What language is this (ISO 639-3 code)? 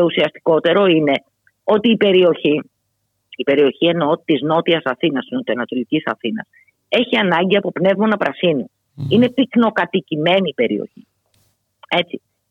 ell